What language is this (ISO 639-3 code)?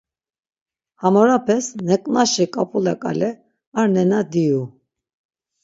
lzz